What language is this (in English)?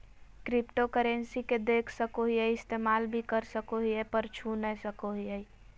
Magahi